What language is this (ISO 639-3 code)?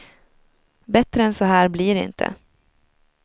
swe